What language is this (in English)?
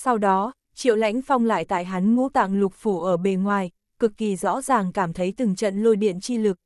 Vietnamese